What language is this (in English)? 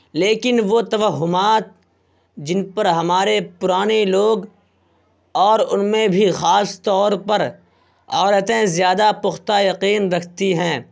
Urdu